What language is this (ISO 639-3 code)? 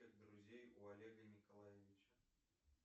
rus